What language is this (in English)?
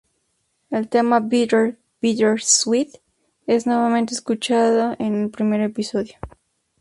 Spanish